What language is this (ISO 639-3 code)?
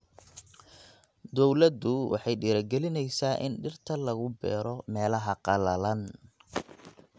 som